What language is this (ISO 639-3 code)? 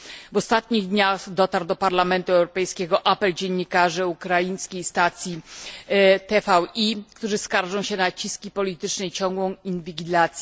pol